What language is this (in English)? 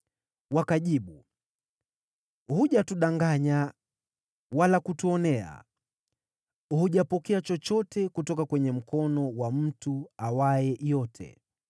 Swahili